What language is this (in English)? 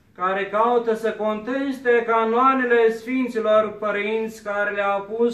Romanian